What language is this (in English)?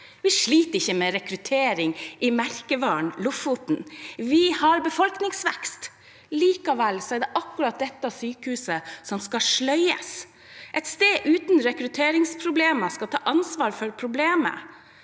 Norwegian